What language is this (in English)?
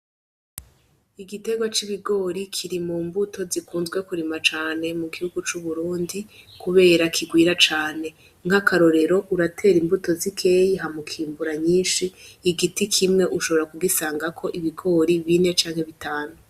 Rundi